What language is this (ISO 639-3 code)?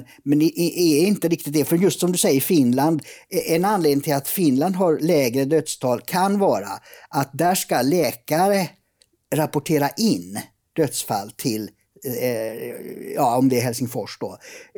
swe